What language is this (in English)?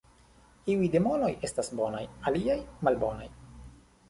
Esperanto